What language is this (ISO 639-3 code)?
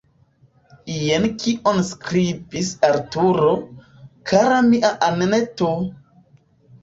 epo